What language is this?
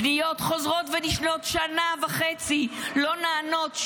Hebrew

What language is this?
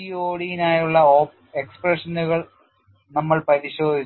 Malayalam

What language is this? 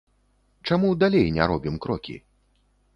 Belarusian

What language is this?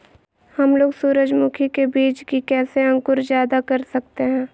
Magahi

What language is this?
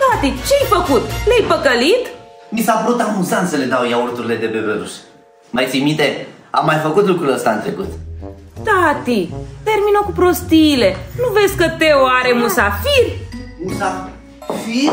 Romanian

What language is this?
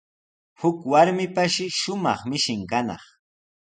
Sihuas Ancash Quechua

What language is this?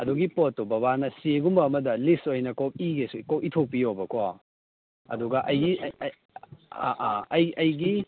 Manipuri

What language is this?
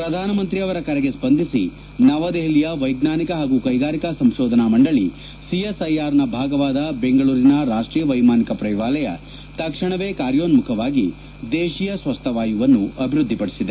Kannada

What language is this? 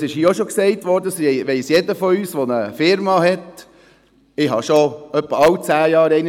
Swiss German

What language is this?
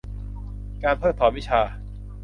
Thai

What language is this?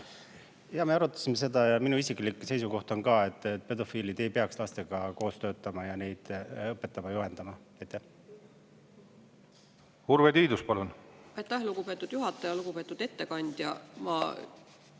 Estonian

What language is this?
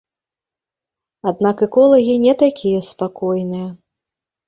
Belarusian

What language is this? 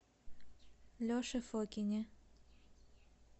Russian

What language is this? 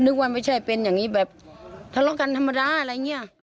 Thai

